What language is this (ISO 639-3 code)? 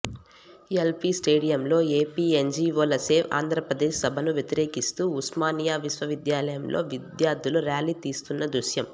tel